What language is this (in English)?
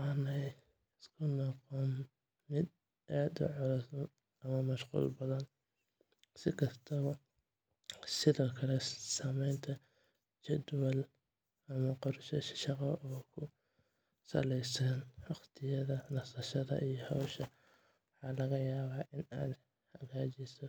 Somali